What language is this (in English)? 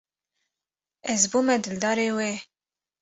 Kurdish